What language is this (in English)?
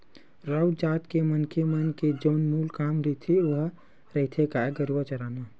Chhattisgarhi